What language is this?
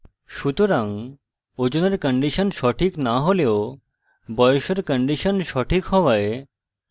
Bangla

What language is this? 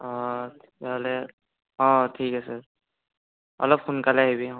Assamese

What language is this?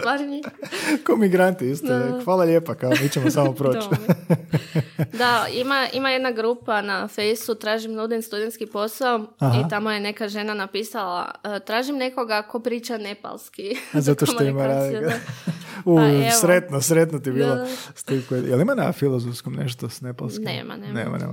Croatian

